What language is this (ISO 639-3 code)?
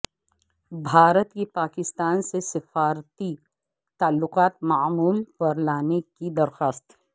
urd